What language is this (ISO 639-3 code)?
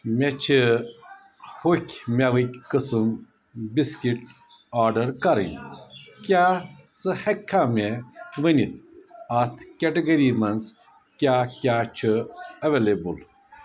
kas